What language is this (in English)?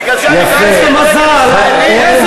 Hebrew